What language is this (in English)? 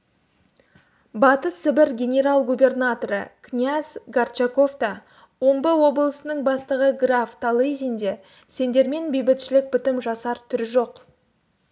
Kazakh